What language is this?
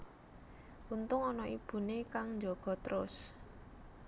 Javanese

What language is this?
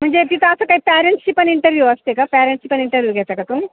Marathi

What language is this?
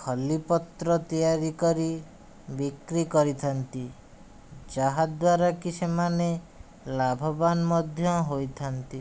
Odia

